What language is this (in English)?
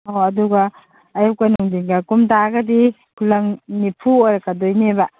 Manipuri